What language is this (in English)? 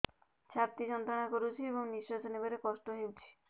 Odia